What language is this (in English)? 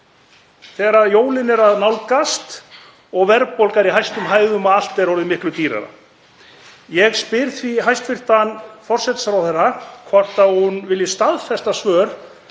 Icelandic